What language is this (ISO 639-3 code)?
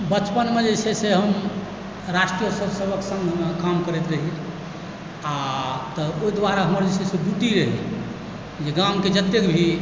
mai